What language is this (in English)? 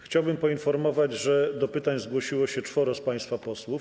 Polish